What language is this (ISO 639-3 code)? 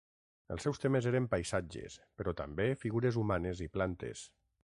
cat